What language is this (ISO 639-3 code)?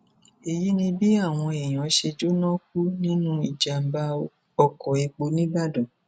yor